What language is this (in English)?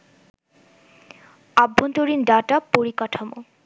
Bangla